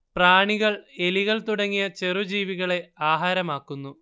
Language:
Malayalam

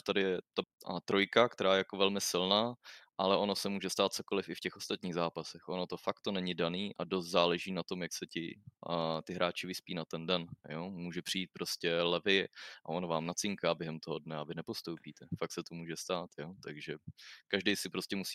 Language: Czech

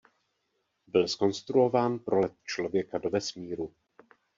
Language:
Czech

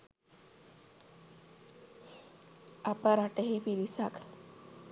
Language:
Sinhala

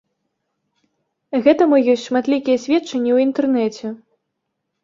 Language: Belarusian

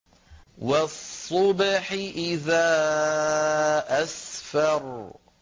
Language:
Arabic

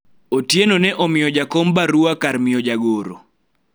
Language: Luo (Kenya and Tanzania)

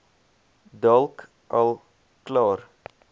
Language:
Afrikaans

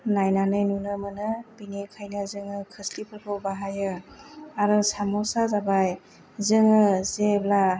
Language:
Bodo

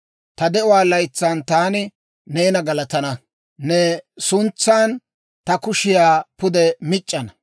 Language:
Dawro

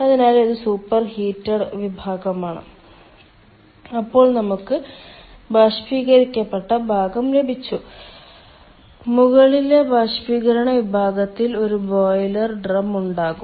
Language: Malayalam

